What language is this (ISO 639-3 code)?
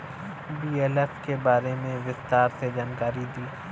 bho